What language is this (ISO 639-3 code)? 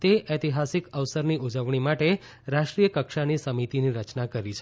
guj